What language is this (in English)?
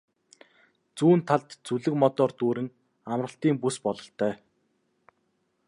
Mongolian